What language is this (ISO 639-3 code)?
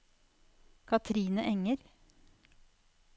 nor